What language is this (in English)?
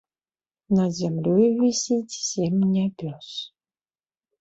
Belarusian